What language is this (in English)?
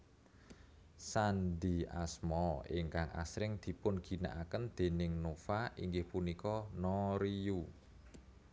Javanese